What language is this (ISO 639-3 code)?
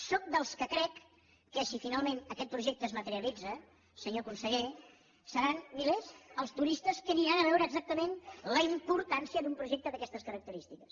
cat